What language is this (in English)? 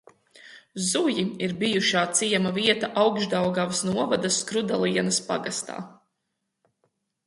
Latvian